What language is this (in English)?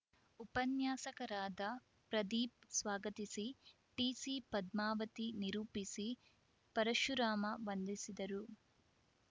Kannada